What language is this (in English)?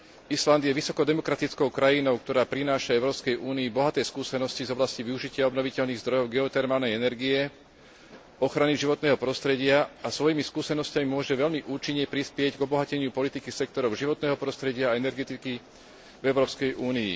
Slovak